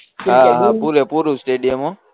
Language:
Gujarati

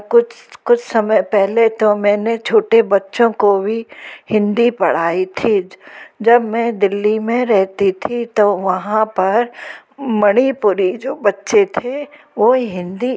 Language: Hindi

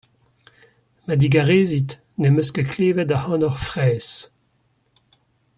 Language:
Breton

